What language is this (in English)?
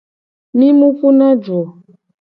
Gen